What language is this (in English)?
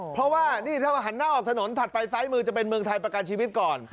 Thai